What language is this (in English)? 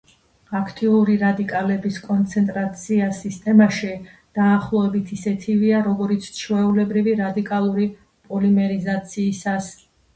Georgian